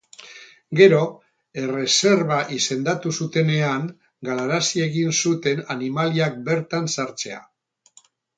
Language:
Basque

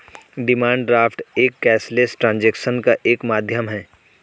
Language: Hindi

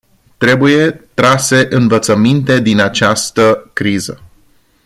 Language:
Romanian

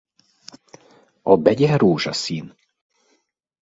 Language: Hungarian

